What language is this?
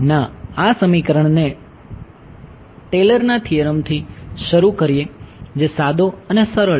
Gujarati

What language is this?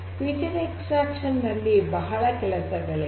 Kannada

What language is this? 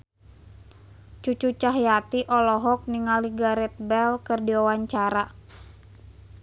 Sundanese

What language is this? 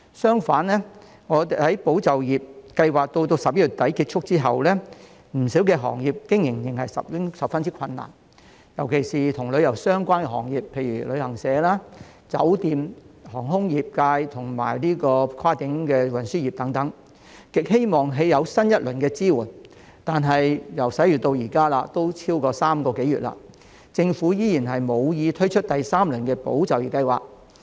Cantonese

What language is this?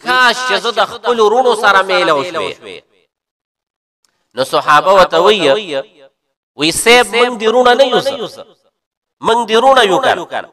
Arabic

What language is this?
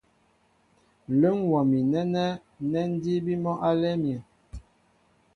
Mbo (Cameroon)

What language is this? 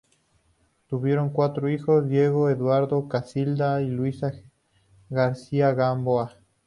Spanish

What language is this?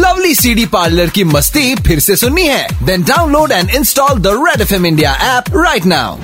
Hindi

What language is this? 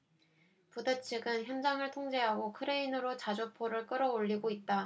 Korean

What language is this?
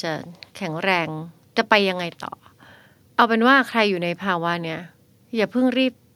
Thai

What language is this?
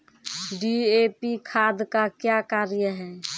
Maithili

